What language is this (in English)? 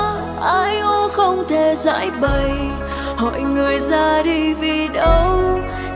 Vietnamese